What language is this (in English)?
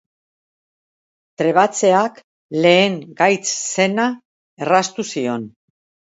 Basque